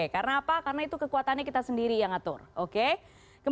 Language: Indonesian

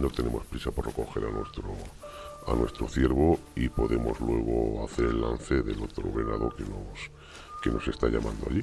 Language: Spanish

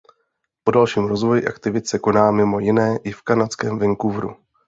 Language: Czech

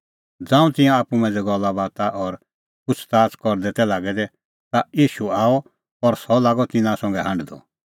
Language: Kullu Pahari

